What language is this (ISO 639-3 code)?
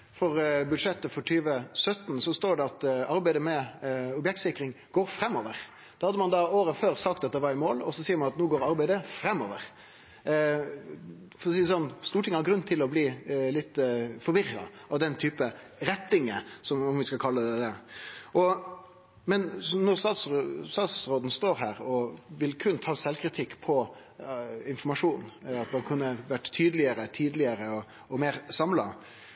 nno